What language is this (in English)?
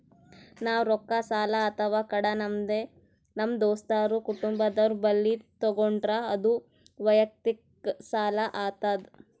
Kannada